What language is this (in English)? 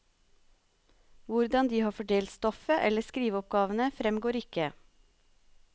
Norwegian